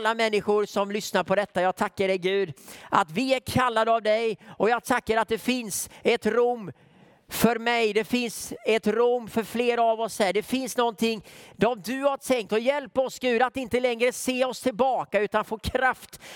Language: Swedish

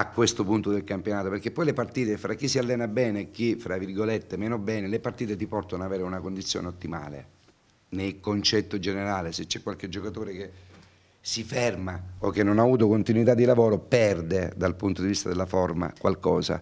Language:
Italian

